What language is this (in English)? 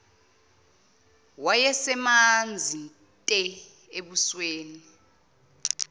Zulu